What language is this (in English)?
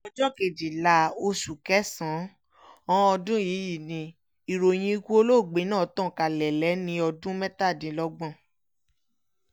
Yoruba